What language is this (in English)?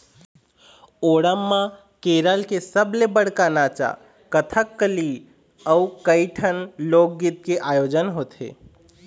Chhattisgarhi